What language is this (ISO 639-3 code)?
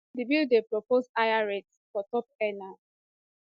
pcm